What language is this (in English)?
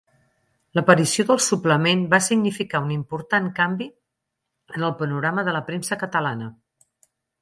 Catalan